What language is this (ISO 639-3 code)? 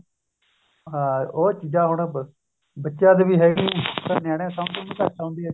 pan